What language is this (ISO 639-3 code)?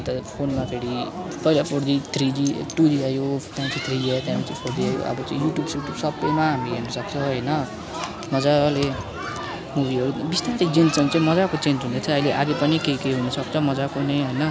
nep